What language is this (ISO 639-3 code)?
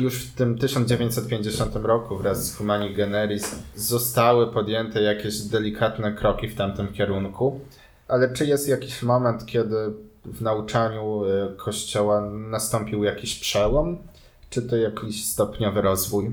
pol